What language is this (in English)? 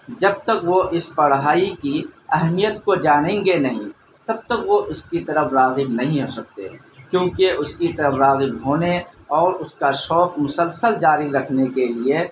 Urdu